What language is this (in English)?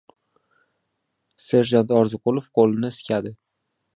Uzbek